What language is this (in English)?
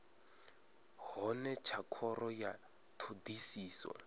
Venda